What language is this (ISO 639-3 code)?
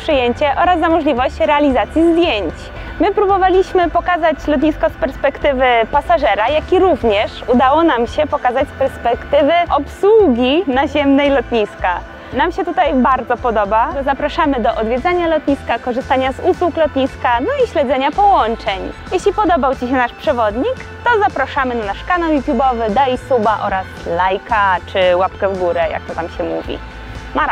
pol